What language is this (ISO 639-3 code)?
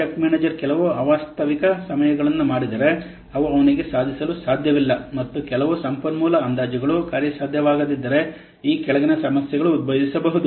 kan